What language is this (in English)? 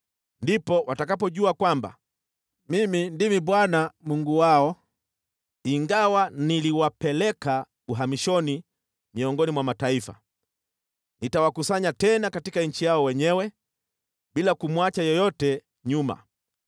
Swahili